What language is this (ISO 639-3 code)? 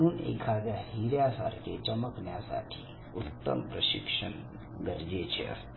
mar